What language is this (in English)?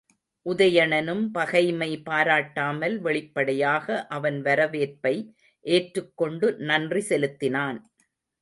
Tamil